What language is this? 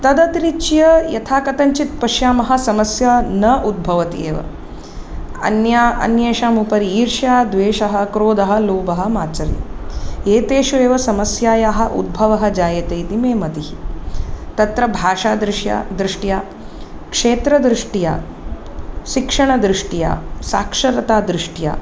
Sanskrit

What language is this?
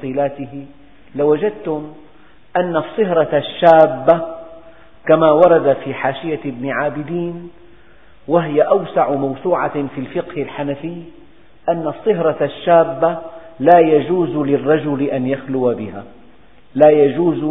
Arabic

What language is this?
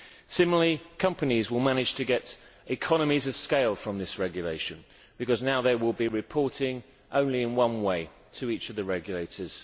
English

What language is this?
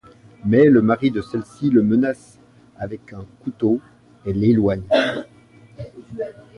French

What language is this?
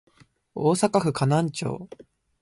Japanese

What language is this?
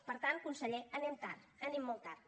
Catalan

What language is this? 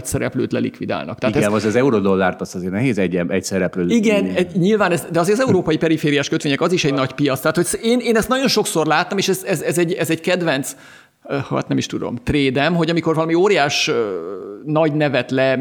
Hungarian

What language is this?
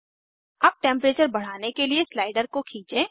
Hindi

